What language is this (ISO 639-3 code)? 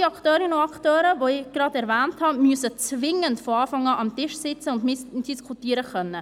gsw